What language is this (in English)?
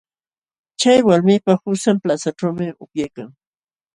Jauja Wanca Quechua